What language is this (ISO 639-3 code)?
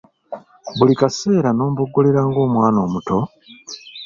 lug